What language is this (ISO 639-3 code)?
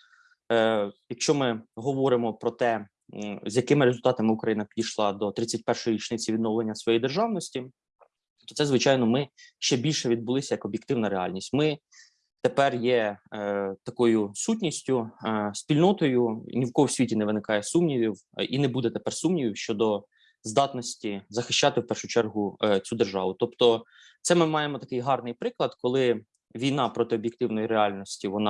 ukr